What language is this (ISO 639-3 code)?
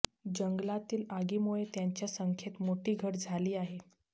mar